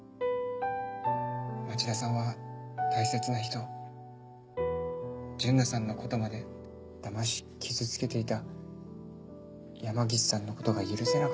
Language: Japanese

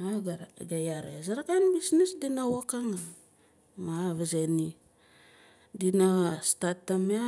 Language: Nalik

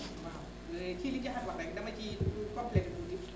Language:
Wolof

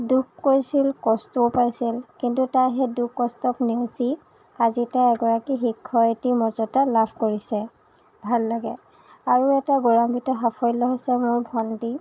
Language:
Assamese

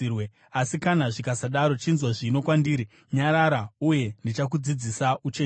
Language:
Shona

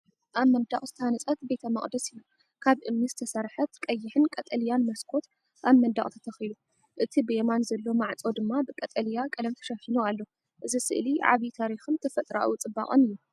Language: Tigrinya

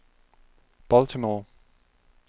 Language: Danish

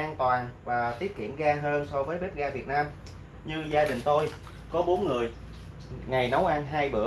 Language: Vietnamese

